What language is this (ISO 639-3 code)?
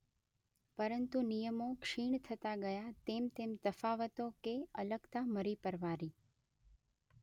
guj